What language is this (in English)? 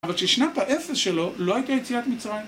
Hebrew